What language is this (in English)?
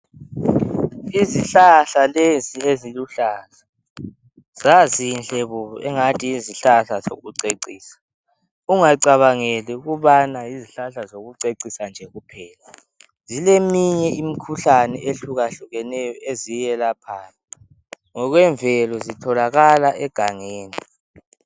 North Ndebele